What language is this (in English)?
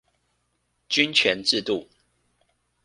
Chinese